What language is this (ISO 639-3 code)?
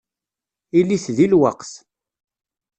kab